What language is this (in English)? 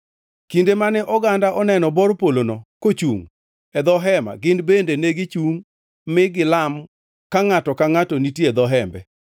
Luo (Kenya and Tanzania)